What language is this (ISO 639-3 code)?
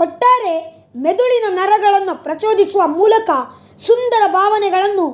kan